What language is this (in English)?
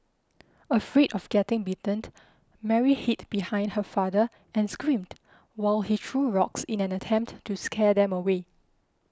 English